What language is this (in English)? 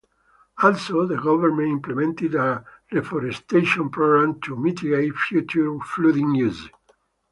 English